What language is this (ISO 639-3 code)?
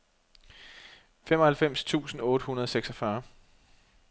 dan